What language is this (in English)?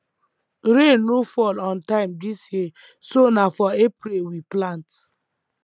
Nigerian Pidgin